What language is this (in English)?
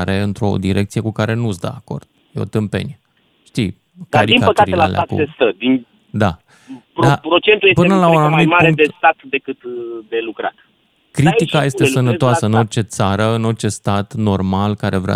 Romanian